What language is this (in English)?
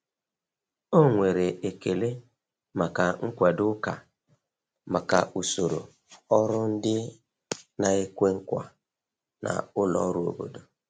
Igbo